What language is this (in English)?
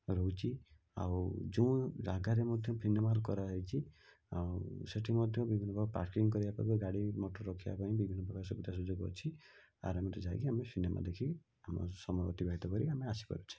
Odia